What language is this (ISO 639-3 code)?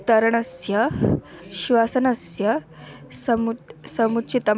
san